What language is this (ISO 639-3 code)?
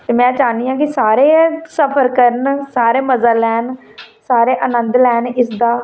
doi